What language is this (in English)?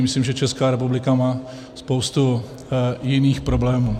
Czech